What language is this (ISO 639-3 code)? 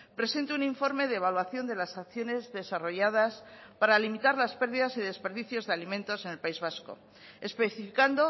spa